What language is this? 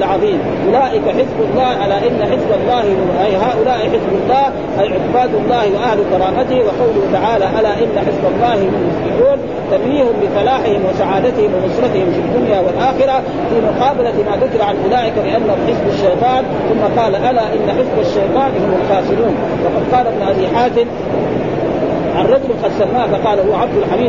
Arabic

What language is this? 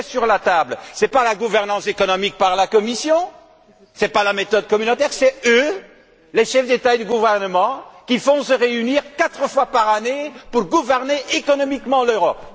French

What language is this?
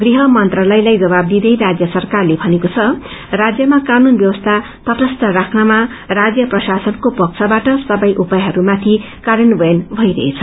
Nepali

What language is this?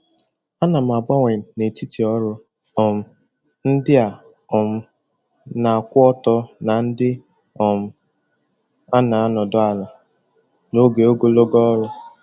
Igbo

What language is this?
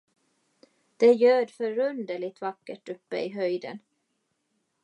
Swedish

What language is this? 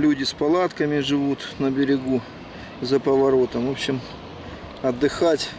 Russian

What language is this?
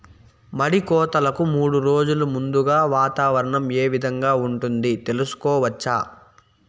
Telugu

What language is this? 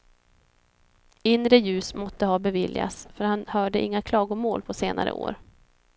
Swedish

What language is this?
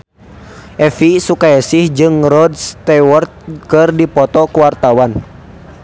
Sundanese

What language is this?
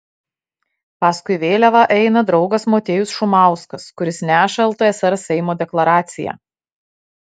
Lithuanian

